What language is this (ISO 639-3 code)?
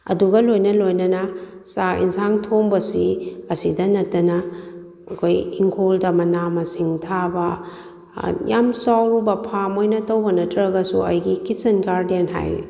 mni